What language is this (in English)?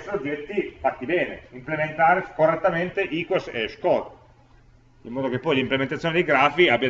Italian